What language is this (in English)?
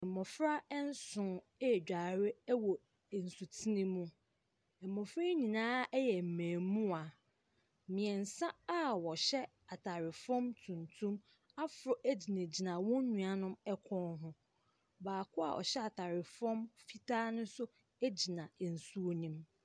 Akan